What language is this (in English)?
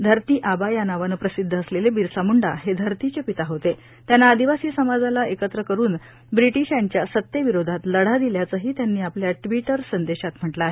Marathi